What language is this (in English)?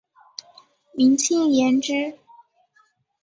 Chinese